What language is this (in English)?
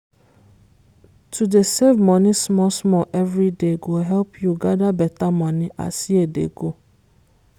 Nigerian Pidgin